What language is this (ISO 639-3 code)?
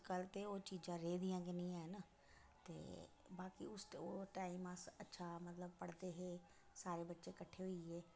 doi